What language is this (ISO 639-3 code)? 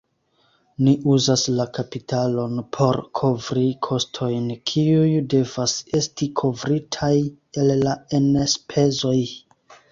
epo